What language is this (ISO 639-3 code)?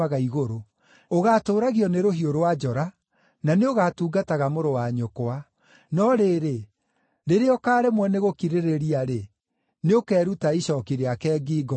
kik